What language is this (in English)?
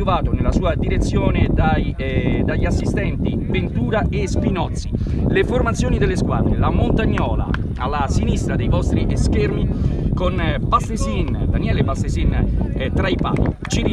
Italian